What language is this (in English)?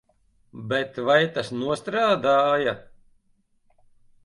Latvian